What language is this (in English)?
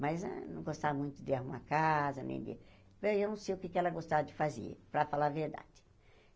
Portuguese